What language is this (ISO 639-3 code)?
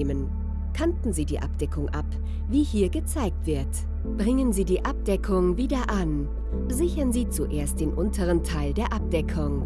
deu